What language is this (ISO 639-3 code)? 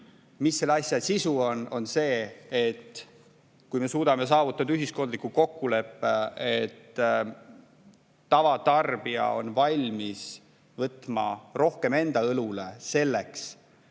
est